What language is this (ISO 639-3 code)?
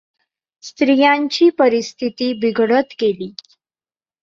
mar